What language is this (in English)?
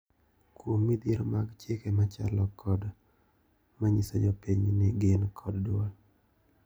Luo (Kenya and Tanzania)